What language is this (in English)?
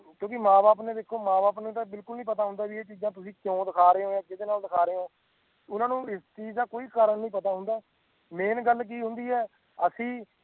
Punjabi